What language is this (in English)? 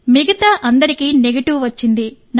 Telugu